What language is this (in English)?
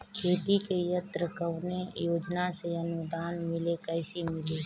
Bhojpuri